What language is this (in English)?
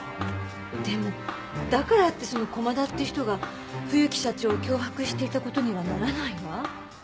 Japanese